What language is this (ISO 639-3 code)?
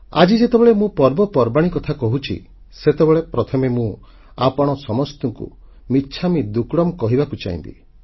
ori